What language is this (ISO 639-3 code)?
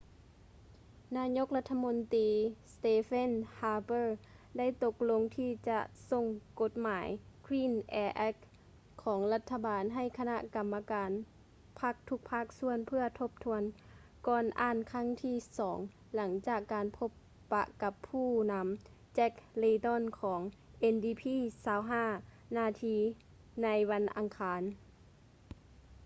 lao